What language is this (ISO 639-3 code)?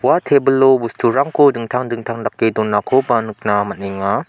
grt